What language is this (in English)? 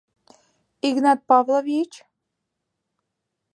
Mari